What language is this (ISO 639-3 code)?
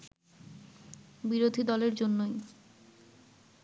ben